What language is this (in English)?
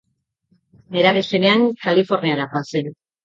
Basque